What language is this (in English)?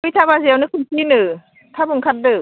Bodo